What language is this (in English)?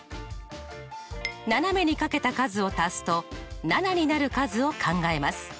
Japanese